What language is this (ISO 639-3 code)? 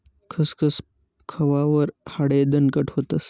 mar